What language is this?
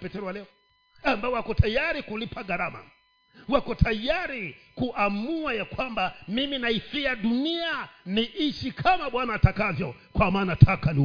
Swahili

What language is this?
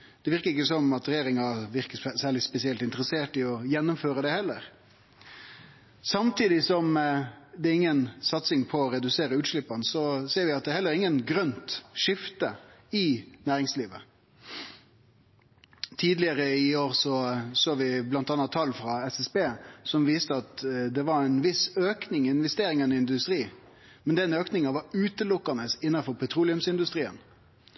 Norwegian Nynorsk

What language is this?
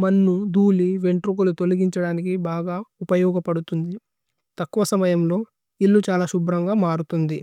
Tulu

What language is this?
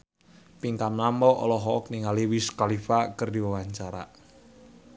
Sundanese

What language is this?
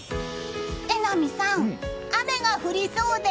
Japanese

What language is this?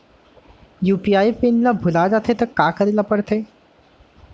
Chhattisgarhi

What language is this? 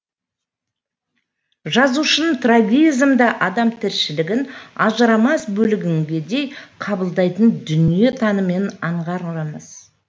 Kazakh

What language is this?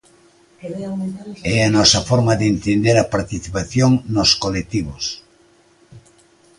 Galician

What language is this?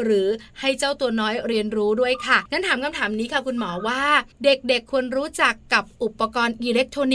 Thai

